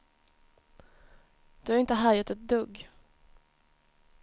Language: Swedish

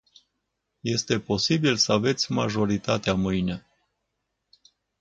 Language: Romanian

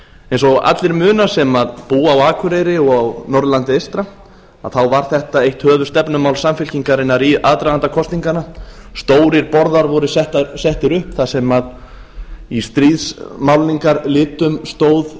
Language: Icelandic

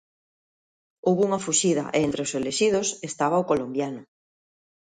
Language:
Galician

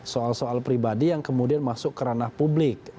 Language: Indonesian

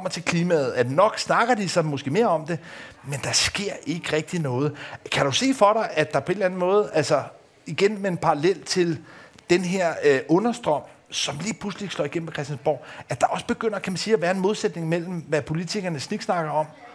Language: Danish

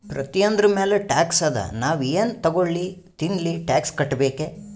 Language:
Kannada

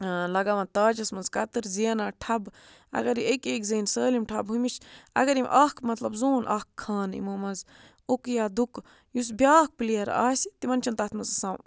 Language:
Kashmiri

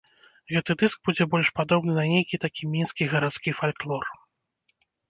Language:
Belarusian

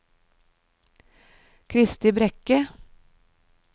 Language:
Norwegian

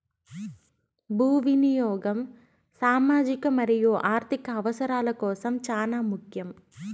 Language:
Telugu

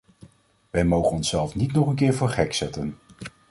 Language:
Dutch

